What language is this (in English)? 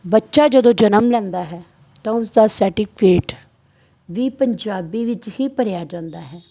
Punjabi